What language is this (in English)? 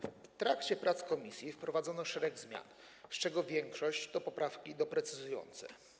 Polish